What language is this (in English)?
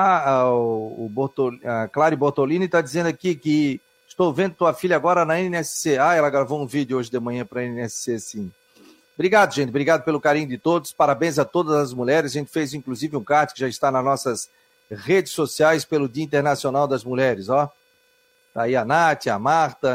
Portuguese